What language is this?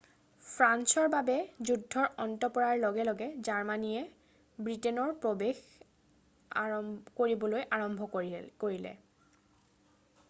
Assamese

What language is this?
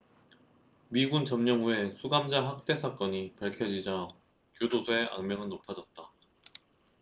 Korean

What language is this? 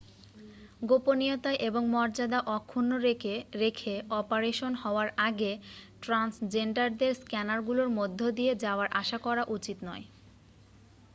Bangla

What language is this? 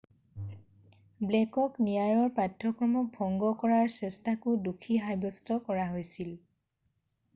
Assamese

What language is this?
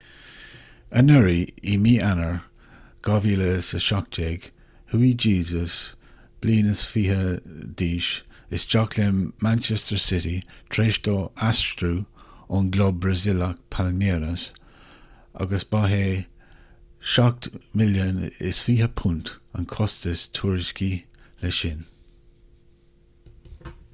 Irish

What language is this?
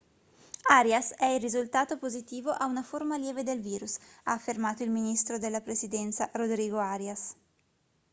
Italian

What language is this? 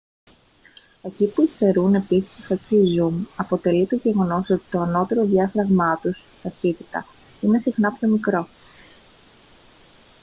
Greek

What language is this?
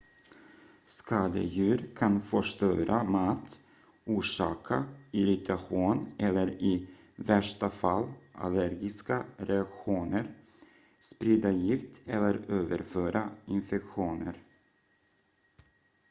Swedish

